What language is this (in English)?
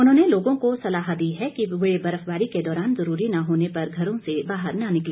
Hindi